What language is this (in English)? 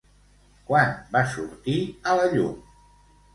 Catalan